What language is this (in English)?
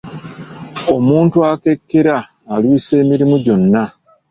Ganda